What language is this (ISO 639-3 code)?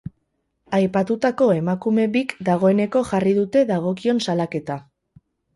eus